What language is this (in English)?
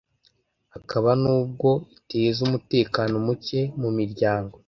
Kinyarwanda